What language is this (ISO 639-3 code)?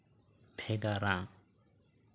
sat